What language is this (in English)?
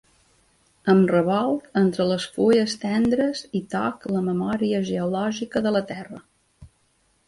Catalan